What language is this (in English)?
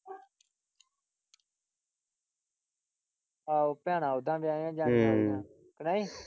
Punjabi